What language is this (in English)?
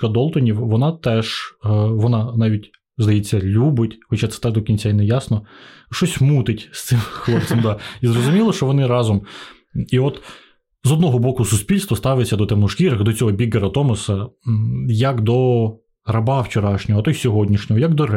Ukrainian